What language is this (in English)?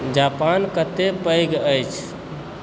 Maithili